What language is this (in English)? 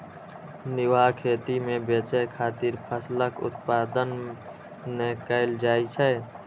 Maithili